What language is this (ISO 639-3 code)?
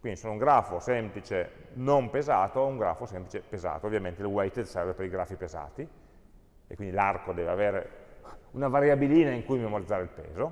ita